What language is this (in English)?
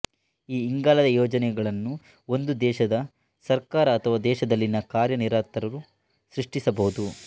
Kannada